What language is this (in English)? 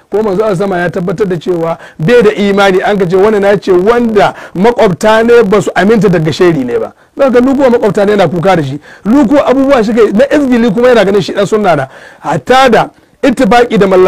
Arabic